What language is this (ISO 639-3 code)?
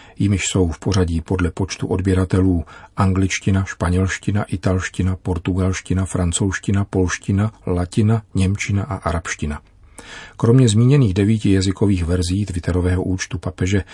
ces